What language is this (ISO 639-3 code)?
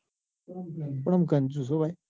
guj